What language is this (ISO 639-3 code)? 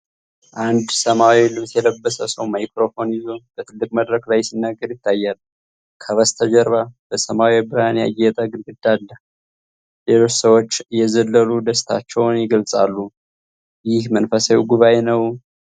amh